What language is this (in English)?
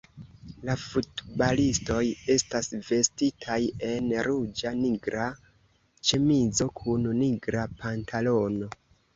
Esperanto